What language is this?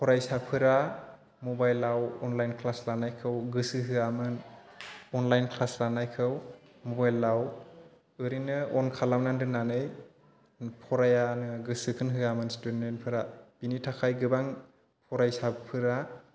Bodo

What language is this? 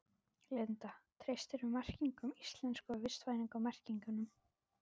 Icelandic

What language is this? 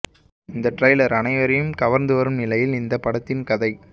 Tamil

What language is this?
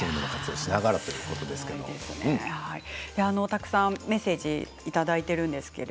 Japanese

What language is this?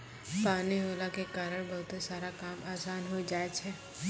Maithili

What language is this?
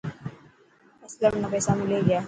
Dhatki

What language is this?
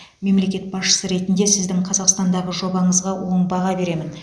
Kazakh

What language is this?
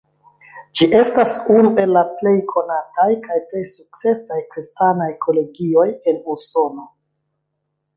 Esperanto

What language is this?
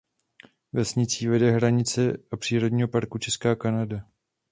Czech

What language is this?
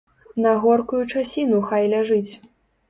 Belarusian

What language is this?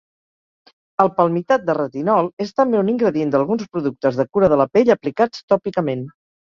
Catalan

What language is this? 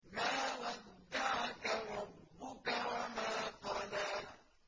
Arabic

